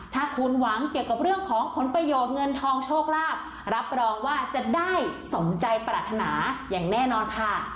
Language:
Thai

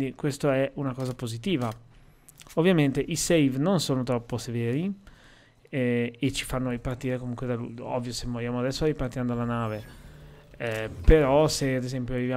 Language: Italian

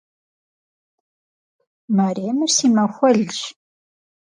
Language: Kabardian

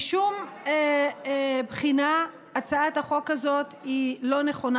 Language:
Hebrew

